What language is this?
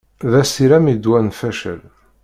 Kabyle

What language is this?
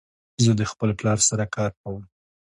Pashto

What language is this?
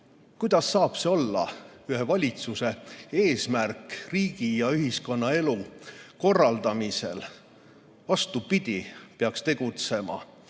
Estonian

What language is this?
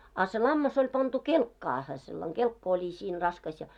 Finnish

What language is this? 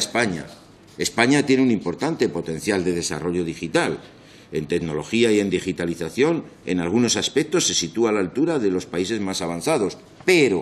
Spanish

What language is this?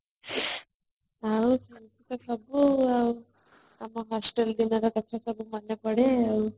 Odia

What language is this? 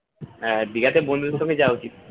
Bangla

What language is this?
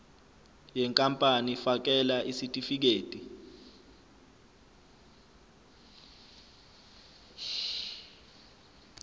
Zulu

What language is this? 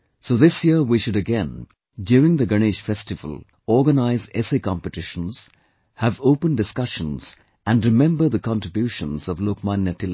English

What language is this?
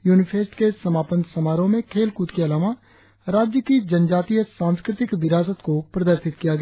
Hindi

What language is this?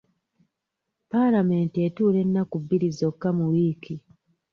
Ganda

